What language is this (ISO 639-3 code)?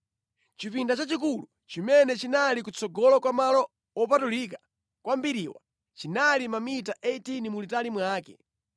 nya